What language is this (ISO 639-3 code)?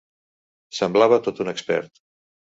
cat